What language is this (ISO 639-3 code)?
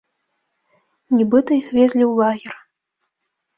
bel